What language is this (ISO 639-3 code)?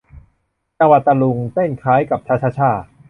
tha